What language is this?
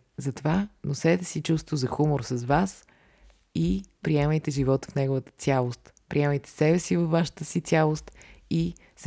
Bulgarian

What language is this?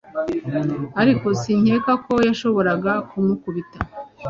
Kinyarwanda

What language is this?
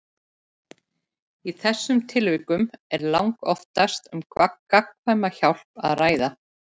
Icelandic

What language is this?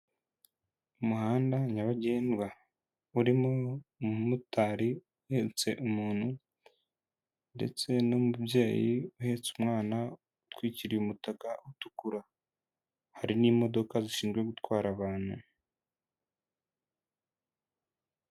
Kinyarwanda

